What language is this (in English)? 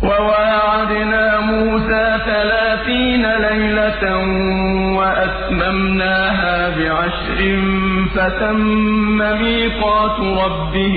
Arabic